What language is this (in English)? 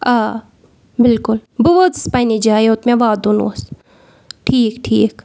Kashmiri